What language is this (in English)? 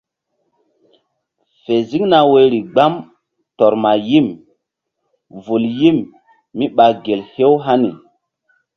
Mbum